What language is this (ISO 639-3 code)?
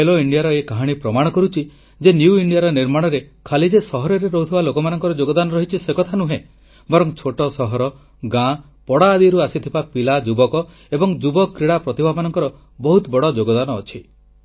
ori